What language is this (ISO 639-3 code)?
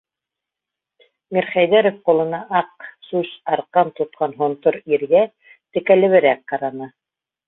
bak